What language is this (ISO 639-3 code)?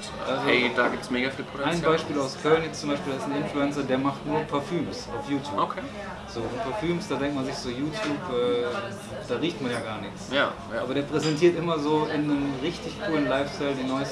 deu